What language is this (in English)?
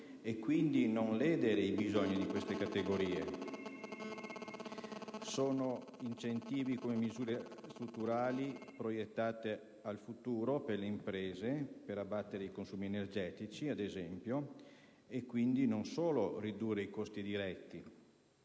Italian